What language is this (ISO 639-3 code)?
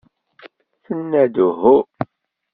kab